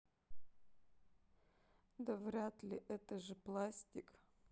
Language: Russian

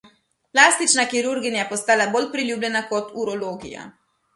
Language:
Slovenian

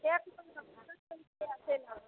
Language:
Maithili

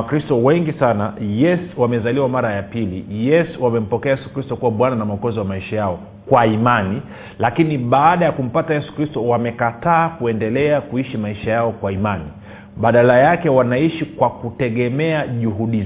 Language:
Swahili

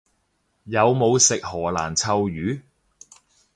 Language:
Cantonese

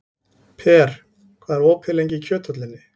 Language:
Icelandic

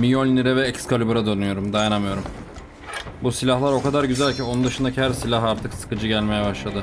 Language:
Turkish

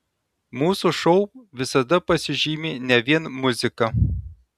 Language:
Lithuanian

